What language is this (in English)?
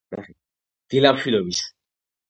Georgian